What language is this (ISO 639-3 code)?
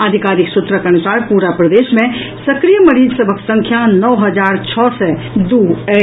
mai